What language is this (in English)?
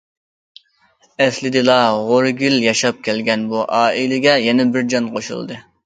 Uyghur